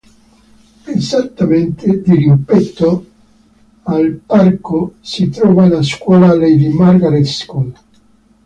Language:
Italian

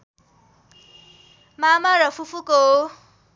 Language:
Nepali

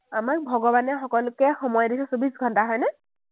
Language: Assamese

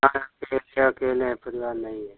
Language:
Hindi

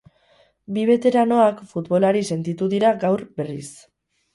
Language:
Basque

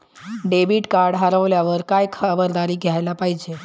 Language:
Marathi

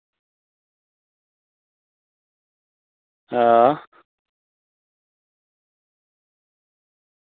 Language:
Dogri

